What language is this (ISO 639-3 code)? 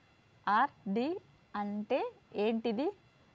tel